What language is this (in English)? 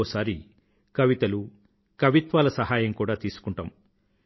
Telugu